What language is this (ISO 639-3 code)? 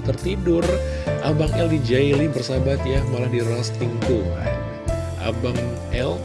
ind